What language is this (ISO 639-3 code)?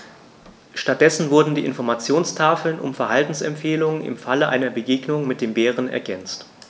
deu